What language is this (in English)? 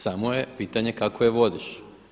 Croatian